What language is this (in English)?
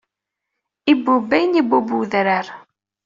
Kabyle